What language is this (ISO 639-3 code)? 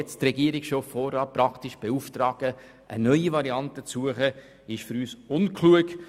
gsw